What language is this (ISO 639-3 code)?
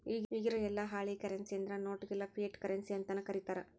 kan